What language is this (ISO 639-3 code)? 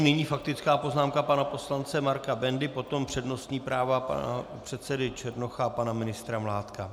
ces